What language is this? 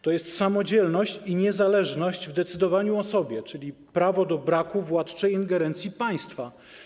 Polish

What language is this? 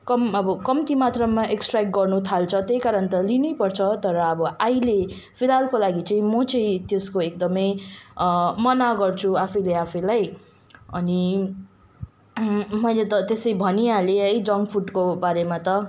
Nepali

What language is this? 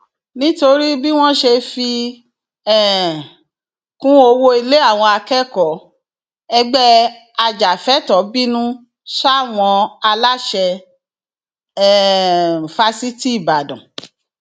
Yoruba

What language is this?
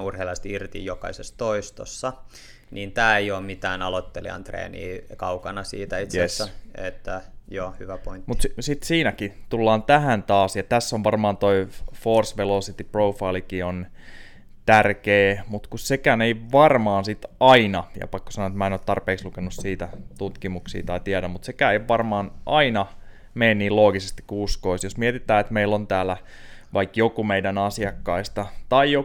Finnish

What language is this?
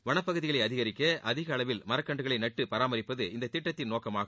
Tamil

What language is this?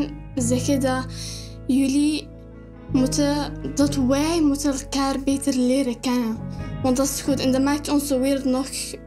Dutch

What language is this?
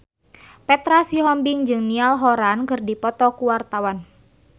Sundanese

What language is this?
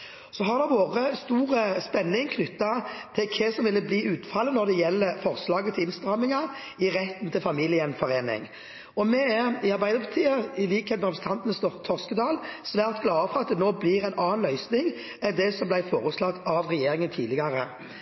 Norwegian Bokmål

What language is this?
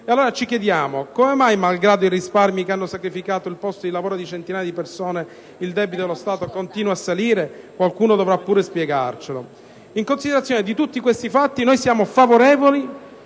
Italian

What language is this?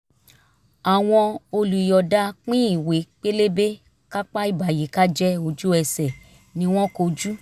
Yoruba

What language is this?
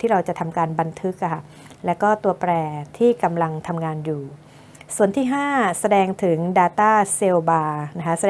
Thai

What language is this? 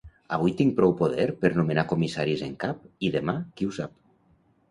Catalan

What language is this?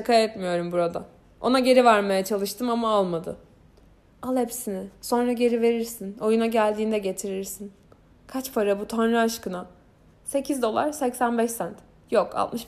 Turkish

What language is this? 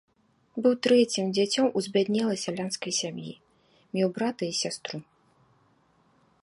Belarusian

